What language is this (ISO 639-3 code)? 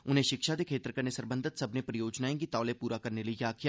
doi